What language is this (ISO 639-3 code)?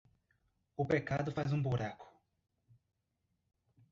por